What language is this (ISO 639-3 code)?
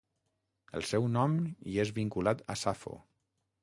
cat